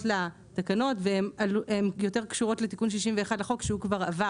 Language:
Hebrew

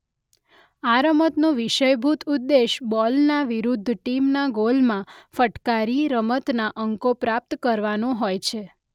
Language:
Gujarati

